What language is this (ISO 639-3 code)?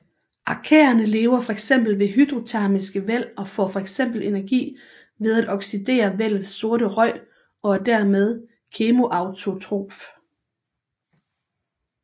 dan